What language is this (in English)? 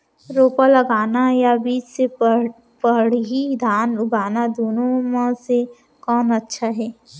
Chhattisgarhi